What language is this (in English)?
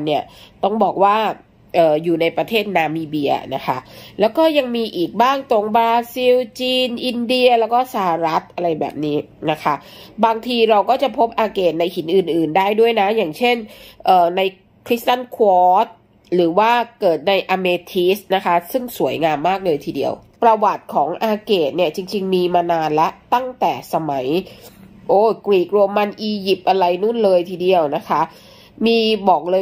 Thai